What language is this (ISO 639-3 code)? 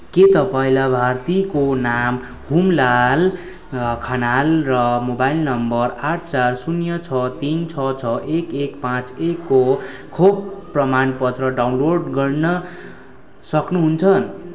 nep